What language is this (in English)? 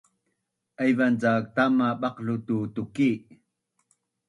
Bunun